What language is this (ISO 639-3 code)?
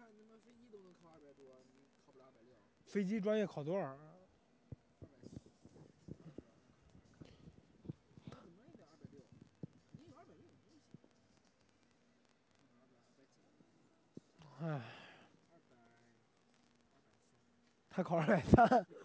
zho